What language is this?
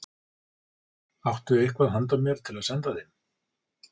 Icelandic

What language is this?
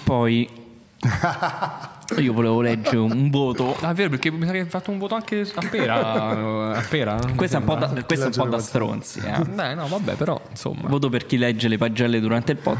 Italian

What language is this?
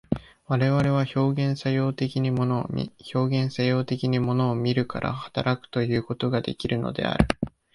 Japanese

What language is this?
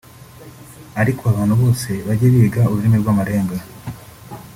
Kinyarwanda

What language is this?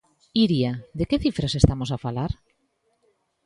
Galician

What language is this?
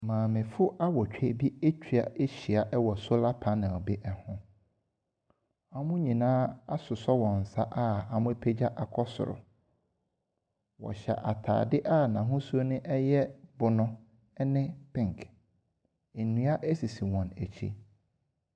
Akan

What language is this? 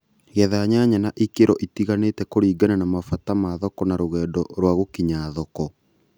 Kikuyu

